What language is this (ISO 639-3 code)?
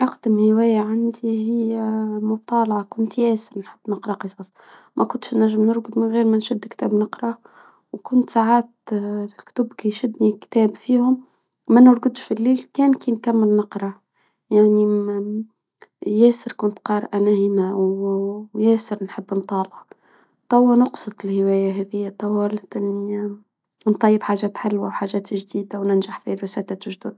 aeb